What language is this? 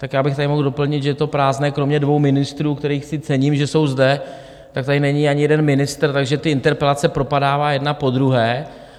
Czech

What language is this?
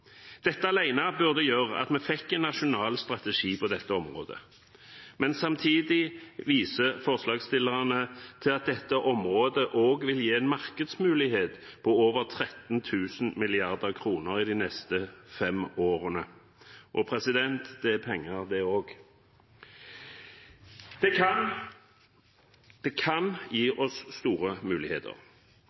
Norwegian Bokmål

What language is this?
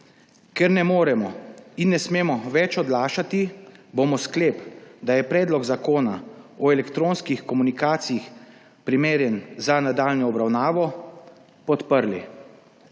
Slovenian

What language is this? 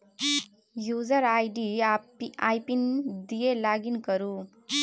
Maithili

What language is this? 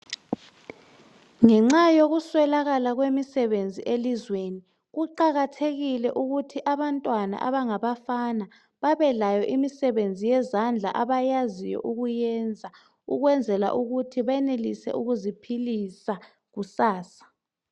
North Ndebele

